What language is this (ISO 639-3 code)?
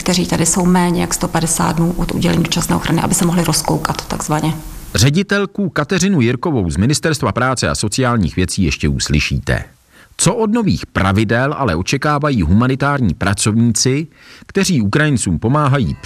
ces